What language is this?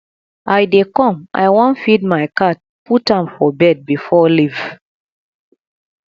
Nigerian Pidgin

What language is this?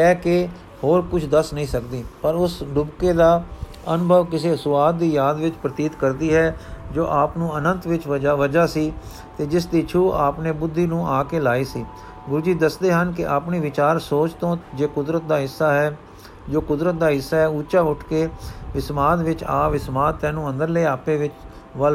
Punjabi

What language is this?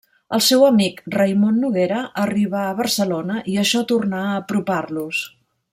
Catalan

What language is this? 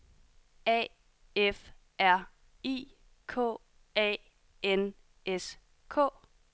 Danish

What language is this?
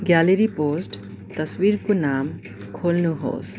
Nepali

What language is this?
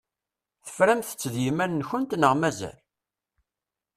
Kabyle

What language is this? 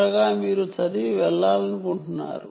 Telugu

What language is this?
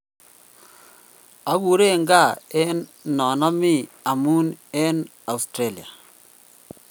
Kalenjin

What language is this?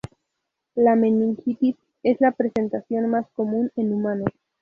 Spanish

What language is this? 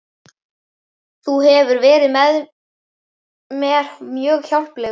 Icelandic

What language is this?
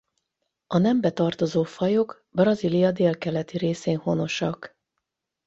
Hungarian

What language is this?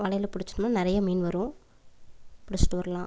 Tamil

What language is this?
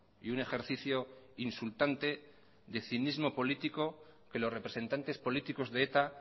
Spanish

